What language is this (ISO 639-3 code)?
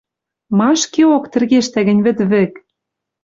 mrj